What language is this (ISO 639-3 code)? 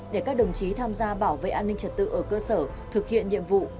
vie